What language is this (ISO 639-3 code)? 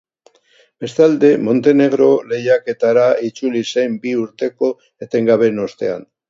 eus